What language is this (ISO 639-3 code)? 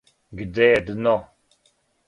srp